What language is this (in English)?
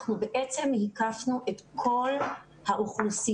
Hebrew